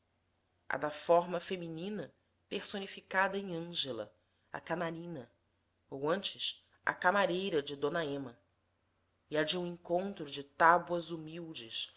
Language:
Portuguese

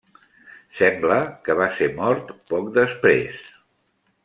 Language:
Catalan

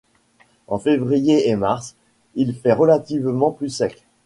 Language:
French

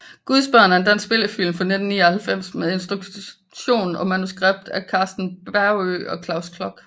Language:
Danish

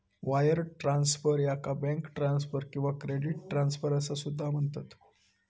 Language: Marathi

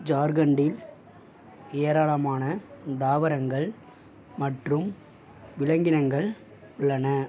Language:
Tamil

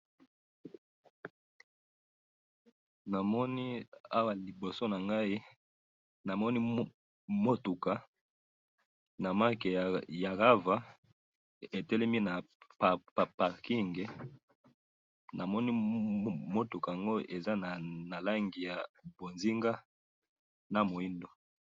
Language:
Lingala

